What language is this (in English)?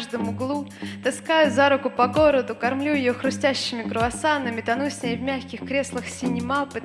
Russian